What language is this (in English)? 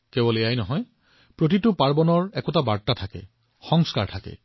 Assamese